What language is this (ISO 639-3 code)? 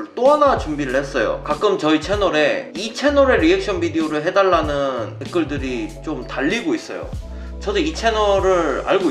kor